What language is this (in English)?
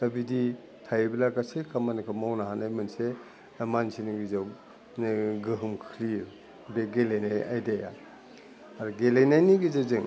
Bodo